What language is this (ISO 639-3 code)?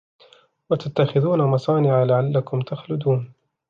ara